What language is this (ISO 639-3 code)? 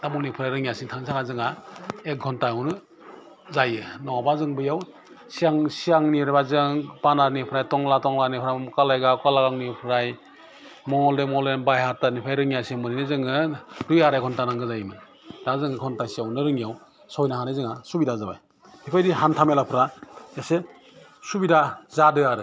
brx